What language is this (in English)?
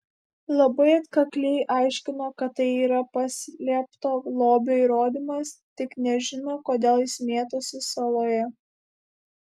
Lithuanian